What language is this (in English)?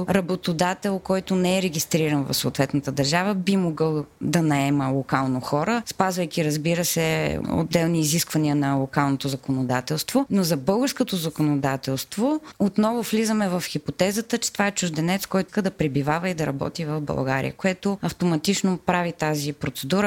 Bulgarian